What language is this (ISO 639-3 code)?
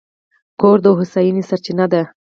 pus